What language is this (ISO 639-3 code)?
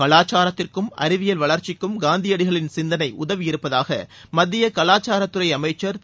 tam